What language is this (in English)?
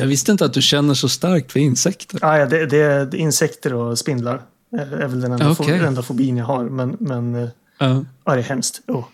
Swedish